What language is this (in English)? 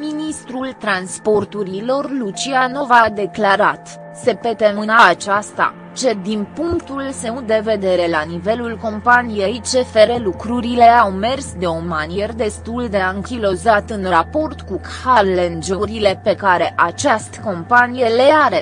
Romanian